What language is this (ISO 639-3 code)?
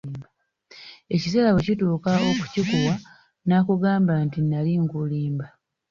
lug